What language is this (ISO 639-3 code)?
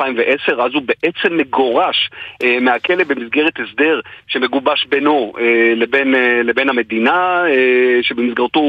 heb